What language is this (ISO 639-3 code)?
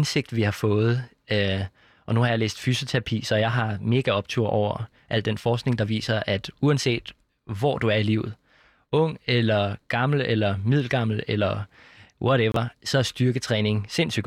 dan